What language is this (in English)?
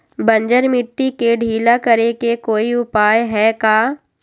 Magahi